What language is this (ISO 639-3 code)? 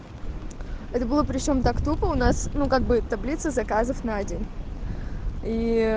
rus